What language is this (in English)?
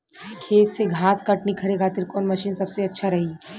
Bhojpuri